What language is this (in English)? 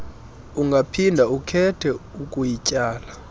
Xhosa